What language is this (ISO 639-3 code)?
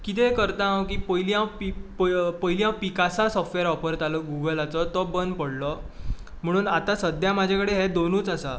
kok